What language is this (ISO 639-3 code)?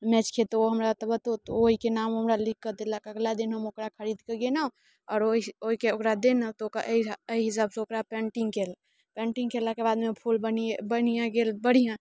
mai